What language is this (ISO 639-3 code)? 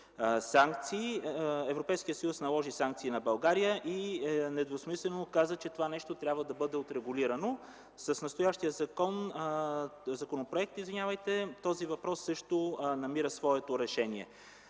bul